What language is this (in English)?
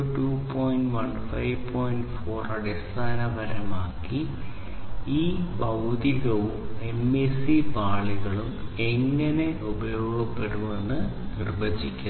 Malayalam